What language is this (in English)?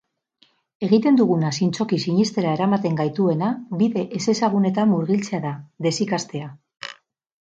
Basque